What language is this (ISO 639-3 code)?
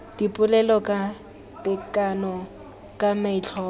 tsn